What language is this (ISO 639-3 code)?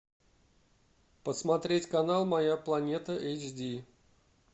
rus